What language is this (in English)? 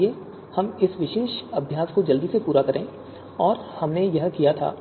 Hindi